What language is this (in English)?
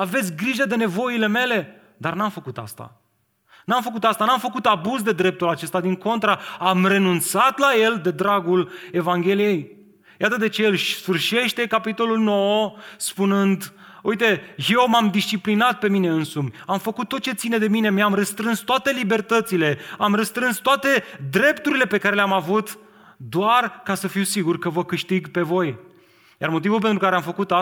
Romanian